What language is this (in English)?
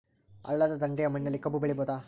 Kannada